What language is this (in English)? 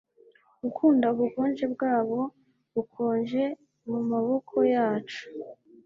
Kinyarwanda